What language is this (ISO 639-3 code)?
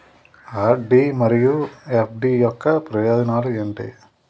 tel